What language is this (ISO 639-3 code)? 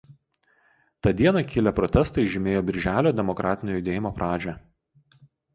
lit